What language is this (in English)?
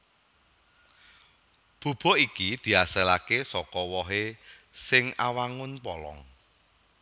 Javanese